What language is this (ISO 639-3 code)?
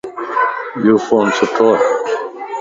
lss